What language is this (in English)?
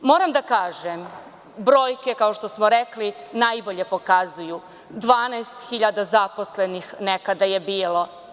Serbian